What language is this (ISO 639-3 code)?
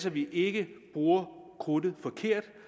dan